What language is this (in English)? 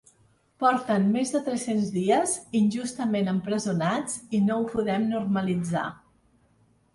Catalan